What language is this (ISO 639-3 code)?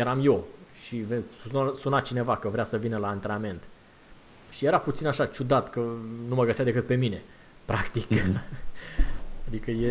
ron